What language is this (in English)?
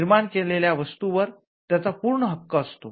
Marathi